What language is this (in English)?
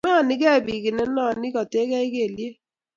Kalenjin